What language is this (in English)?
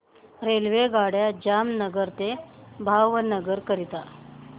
Marathi